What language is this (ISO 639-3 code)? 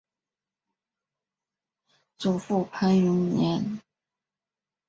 zho